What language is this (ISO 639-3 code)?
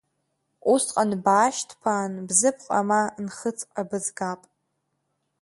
abk